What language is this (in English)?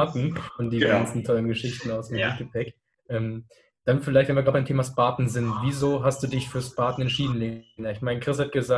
German